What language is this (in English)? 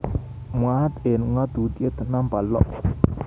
Kalenjin